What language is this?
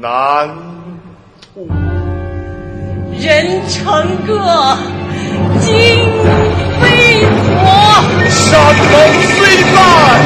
Chinese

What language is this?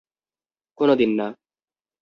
Bangla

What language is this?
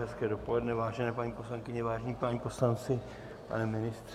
Czech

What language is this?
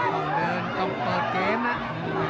Thai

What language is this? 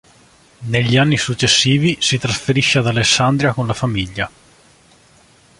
Italian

